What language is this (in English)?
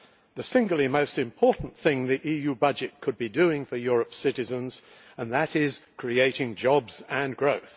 English